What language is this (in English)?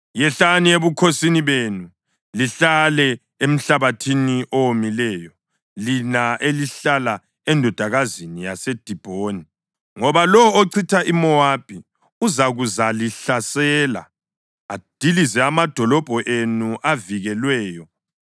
North Ndebele